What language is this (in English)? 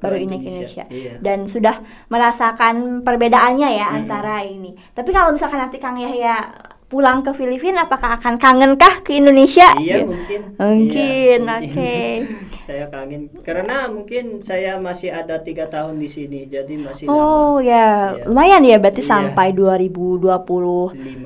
Indonesian